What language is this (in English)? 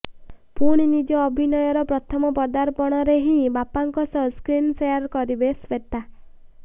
Odia